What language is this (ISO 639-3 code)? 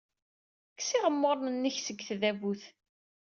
kab